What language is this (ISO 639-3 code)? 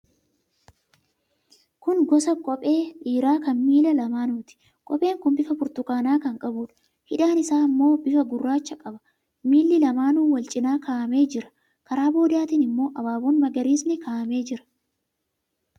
orm